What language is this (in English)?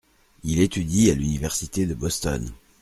French